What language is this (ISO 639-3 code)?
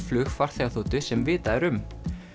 isl